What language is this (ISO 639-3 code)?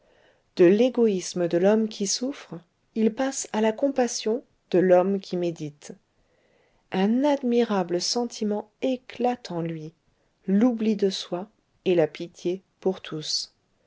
fra